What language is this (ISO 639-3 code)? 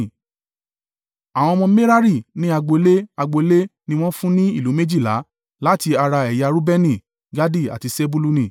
yor